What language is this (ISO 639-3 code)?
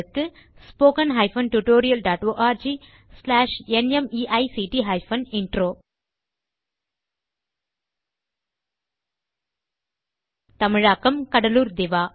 tam